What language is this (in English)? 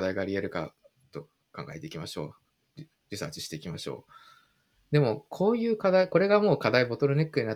Japanese